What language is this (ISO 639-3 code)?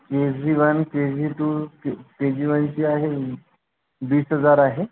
mar